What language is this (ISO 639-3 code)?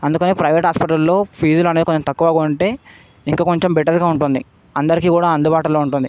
tel